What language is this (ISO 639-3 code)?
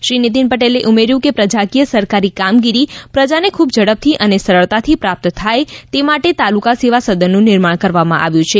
guj